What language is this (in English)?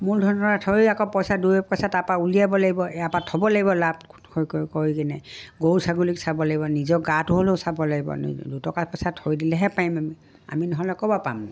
Assamese